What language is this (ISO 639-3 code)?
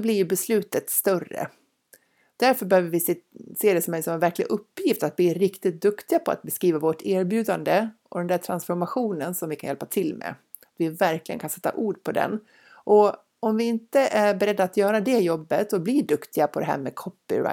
swe